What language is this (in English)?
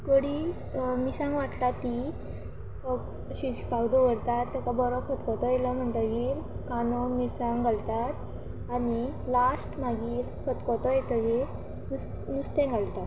Konkani